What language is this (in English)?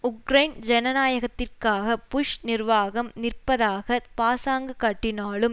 Tamil